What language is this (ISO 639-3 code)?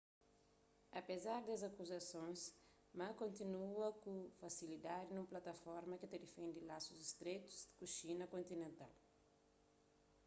kea